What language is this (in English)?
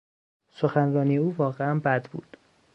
Persian